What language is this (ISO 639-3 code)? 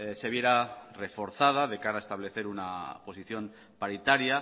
spa